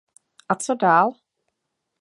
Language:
Czech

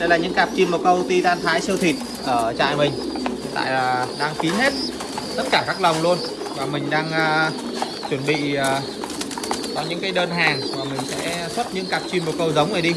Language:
Vietnamese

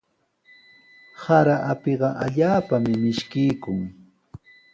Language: Sihuas Ancash Quechua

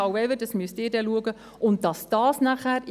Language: Swiss German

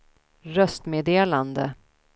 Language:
Swedish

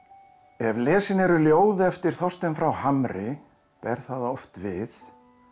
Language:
Icelandic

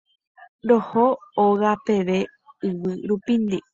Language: Guarani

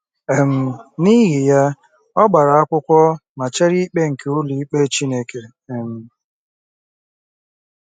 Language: Igbo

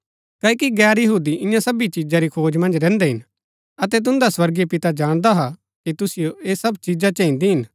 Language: Gaddi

